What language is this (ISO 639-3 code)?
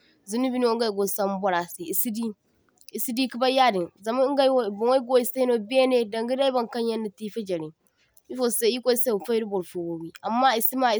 dje